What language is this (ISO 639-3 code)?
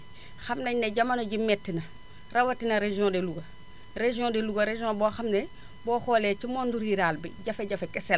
wol